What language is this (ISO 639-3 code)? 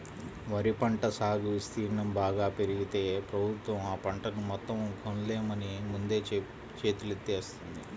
tel